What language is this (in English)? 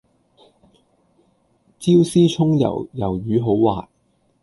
Cantonese